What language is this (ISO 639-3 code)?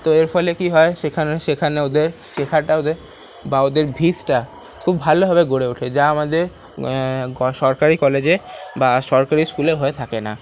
ben